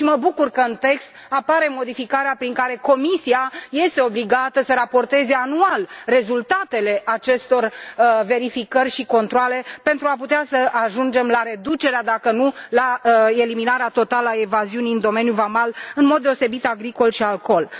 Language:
Romanian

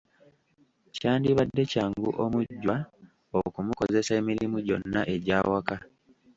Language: Ganda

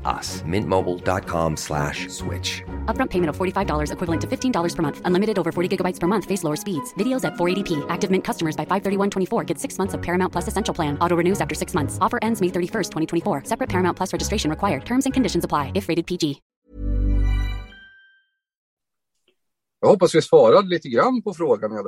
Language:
Swedish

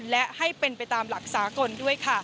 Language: Thai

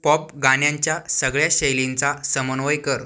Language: Marathi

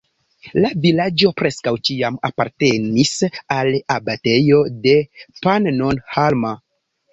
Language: Esperanto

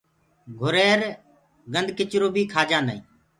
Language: Gurgula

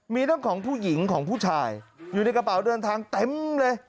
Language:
Thai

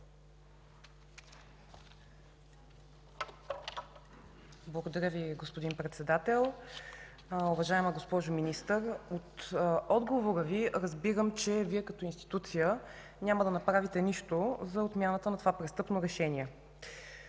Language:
Bulgarian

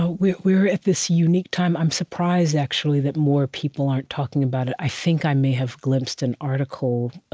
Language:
English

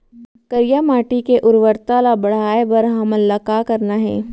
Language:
Chhattisgarhi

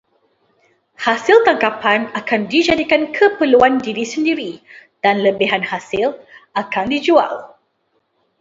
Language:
Malay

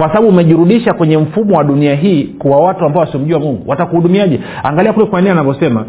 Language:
Swahili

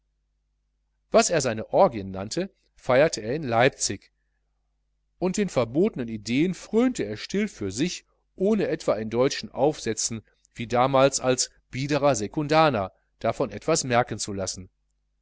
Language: German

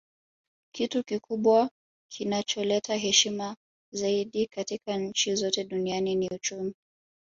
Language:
Swahili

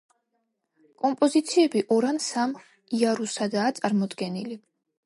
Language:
Georgian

